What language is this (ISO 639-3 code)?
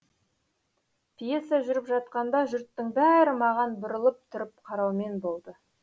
kaz